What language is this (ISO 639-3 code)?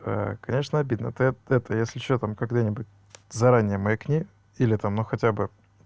rus